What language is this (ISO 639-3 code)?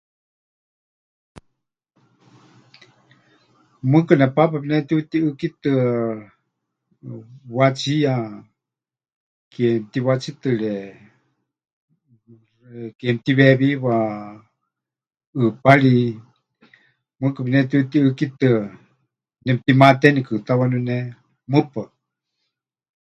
hch